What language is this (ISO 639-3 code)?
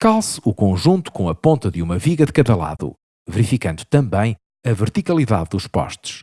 por